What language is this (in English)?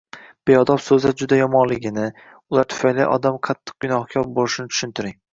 Uzbek